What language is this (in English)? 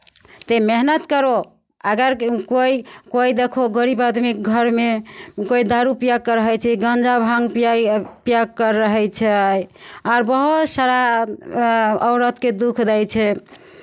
Maithili